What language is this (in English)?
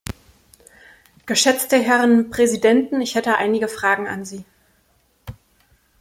German